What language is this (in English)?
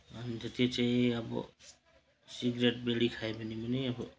Nepali